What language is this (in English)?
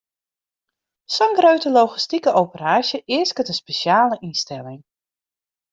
Western Frisian